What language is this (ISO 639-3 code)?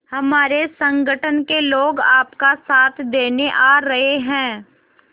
hin